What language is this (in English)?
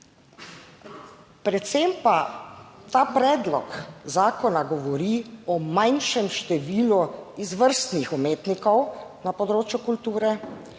Slovenian